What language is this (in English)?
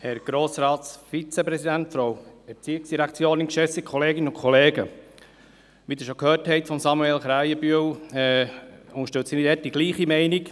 Swiss German